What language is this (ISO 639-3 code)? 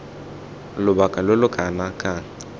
tsn